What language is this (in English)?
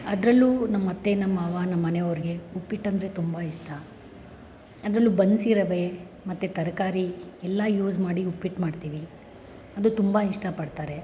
Kannada